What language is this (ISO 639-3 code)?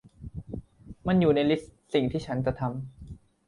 tha